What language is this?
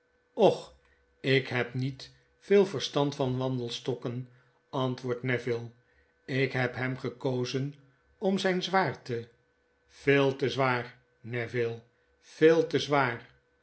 Dutch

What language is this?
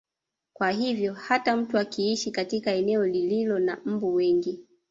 Swahili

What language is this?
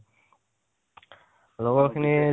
Assamese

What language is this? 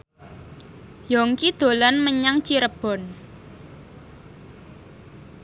Javanese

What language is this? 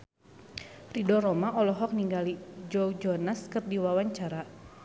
Sundanese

